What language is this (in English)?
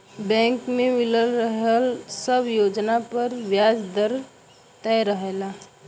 Bhojpuri